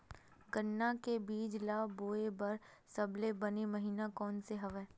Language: Chhattisgarhi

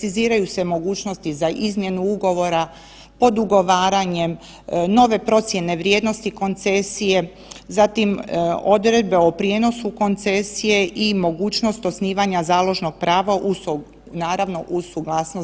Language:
Croatian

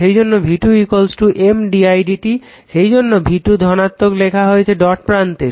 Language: Bangla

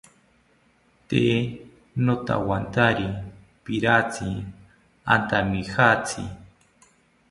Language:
South Ucayali Ashéninka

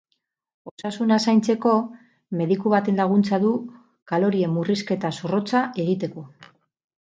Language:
Basque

